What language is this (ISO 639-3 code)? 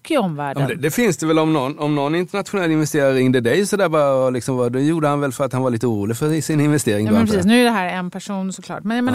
swe